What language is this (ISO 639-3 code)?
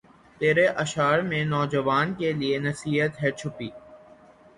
urd